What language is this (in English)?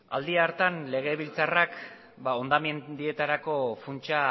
Basque